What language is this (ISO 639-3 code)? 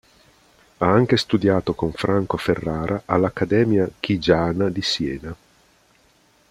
ita